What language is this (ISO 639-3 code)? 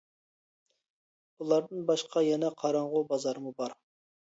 uig